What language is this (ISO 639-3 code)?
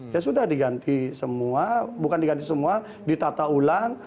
ind